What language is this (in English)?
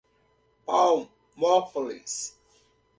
Portuguese